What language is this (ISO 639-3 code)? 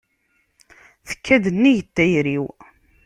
kab